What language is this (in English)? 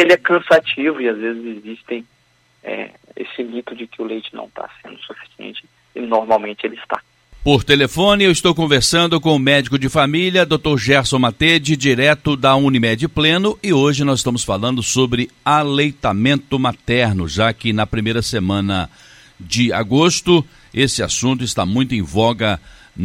Portuguese